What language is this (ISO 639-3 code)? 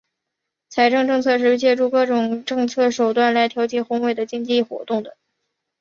zho